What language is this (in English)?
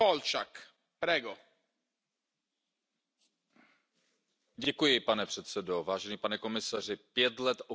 Czech